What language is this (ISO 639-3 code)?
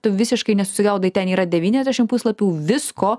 lit